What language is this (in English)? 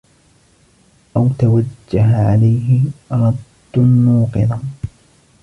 Arabic